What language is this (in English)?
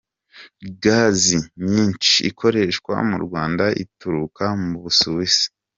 Kinyarwanda